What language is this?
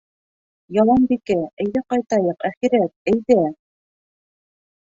Bashkir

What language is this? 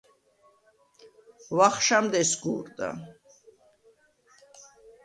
Svan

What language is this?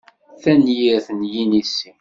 Kabyle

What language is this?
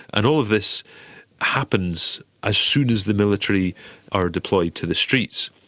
English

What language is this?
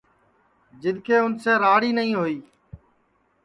Sansi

